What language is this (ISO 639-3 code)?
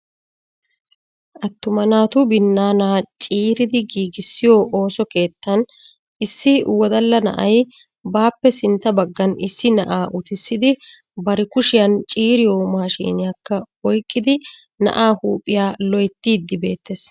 wal